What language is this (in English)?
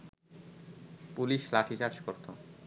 Bangla